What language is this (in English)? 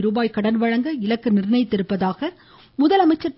Tamil